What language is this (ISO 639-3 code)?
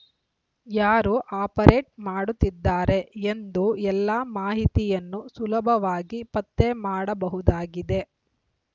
kan